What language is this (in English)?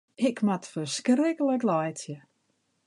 Western Frisian